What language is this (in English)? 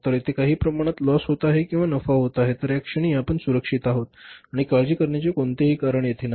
Marathi